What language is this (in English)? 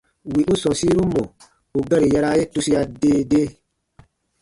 Baatonum